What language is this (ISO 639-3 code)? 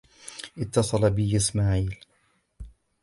ara